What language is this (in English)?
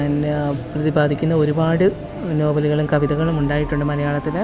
Malayalam